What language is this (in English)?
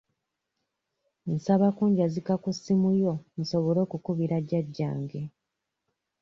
Ganda